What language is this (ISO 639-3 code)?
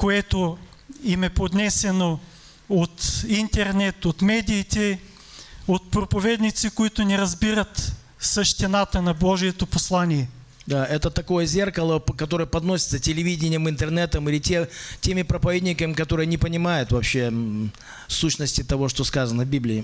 rus